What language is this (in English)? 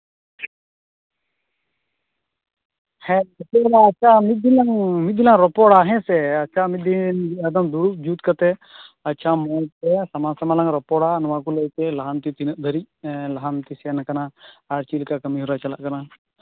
Santali